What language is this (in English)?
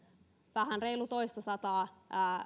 Finnish